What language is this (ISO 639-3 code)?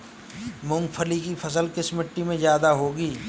hin